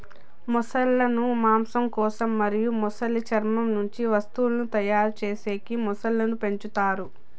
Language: Telugu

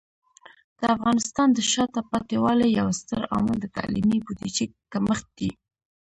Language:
Pashto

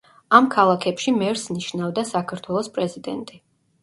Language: Georgian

